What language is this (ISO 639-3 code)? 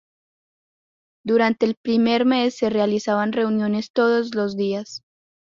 spa